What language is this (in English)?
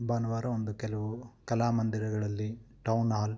Kannada